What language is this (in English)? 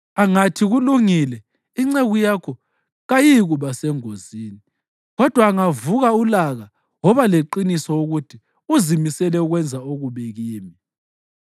North Ndebele